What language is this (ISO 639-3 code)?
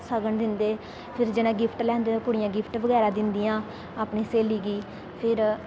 doi